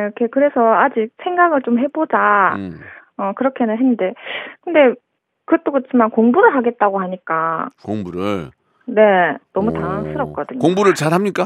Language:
Korean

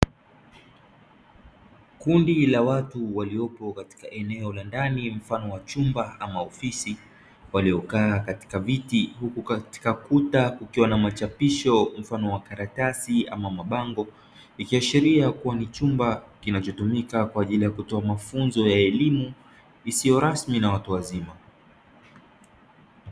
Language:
Swahili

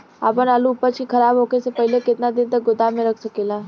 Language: Bhojpuri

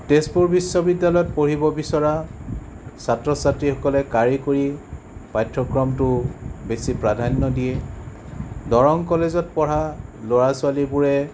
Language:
Assamese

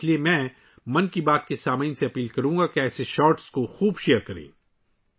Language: Urdu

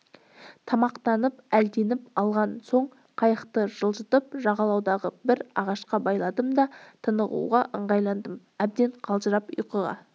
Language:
Kazakh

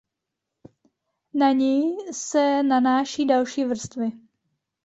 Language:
Czech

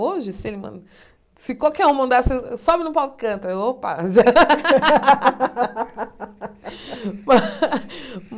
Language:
Portuguese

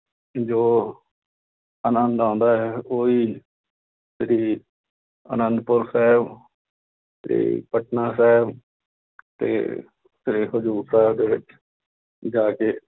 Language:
Punjabi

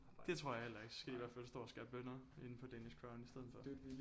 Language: Danish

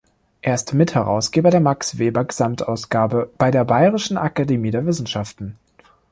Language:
German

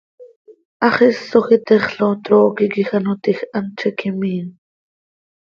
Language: Seri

